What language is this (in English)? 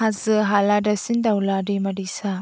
Bodo